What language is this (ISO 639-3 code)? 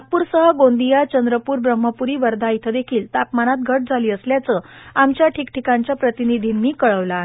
mar